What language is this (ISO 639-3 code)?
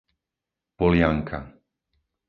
slk